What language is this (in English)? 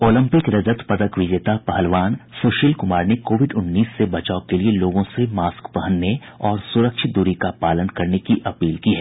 Hindi